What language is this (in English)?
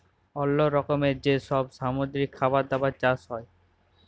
Bangla